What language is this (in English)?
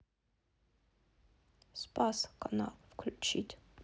Russian